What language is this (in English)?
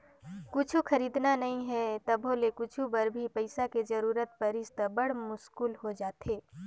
Chhattisgarhi